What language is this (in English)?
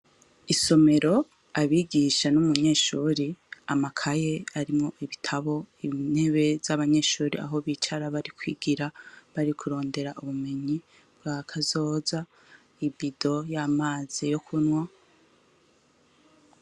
Rundi